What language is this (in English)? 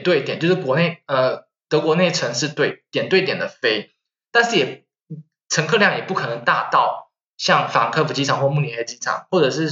Chinese